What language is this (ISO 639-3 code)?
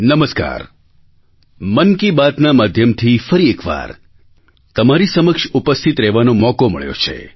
guj